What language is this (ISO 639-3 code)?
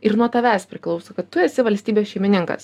lit